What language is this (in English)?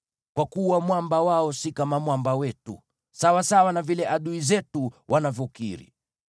Swahili